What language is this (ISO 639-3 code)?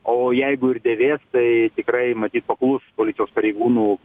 lit